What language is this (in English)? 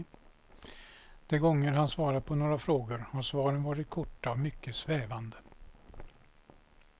Swedish